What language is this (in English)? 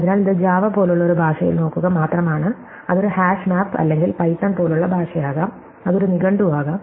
Malayalam